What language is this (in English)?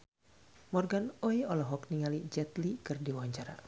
Sundanese